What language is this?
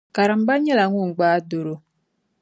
Dagbani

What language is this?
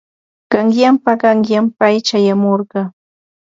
Ambo-Pasco Quechua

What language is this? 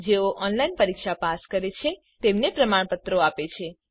Gujarati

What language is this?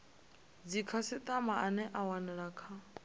Venda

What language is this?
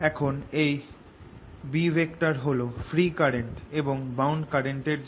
Bangla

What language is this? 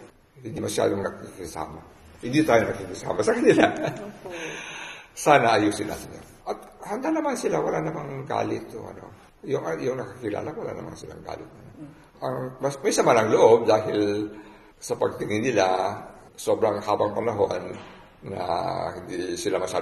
Filipino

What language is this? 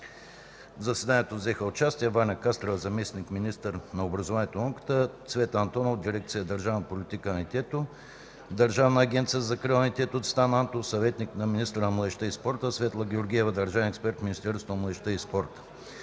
Bulgarian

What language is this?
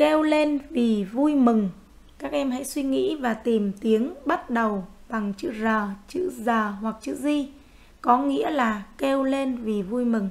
Vietnamese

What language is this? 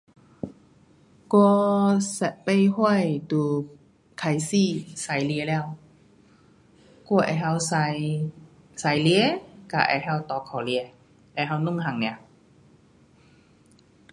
Pu-Xian Chinese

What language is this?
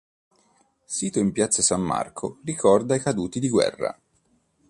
Italian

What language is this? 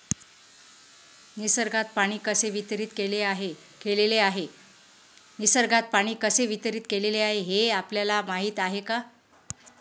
Marathi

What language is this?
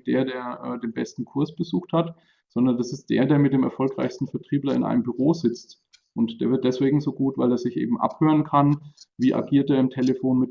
German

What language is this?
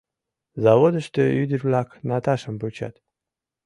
Mari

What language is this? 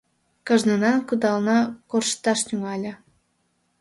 Mari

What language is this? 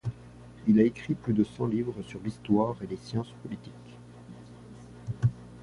French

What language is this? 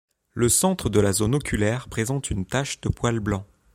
French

